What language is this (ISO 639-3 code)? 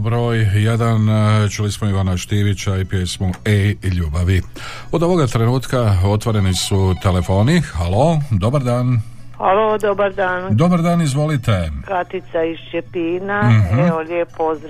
hrv